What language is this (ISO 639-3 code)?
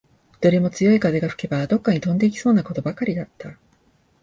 jpn